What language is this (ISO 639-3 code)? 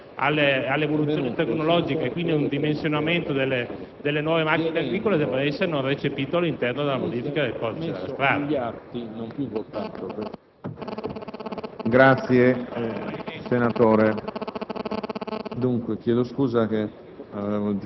ita